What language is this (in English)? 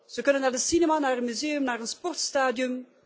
Dutch